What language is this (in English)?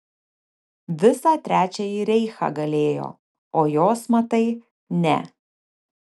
Lithuanian